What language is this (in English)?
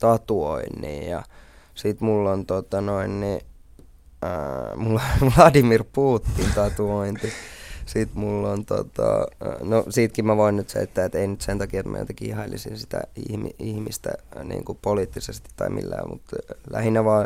Finnish